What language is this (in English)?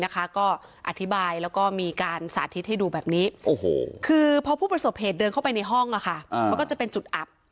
Thai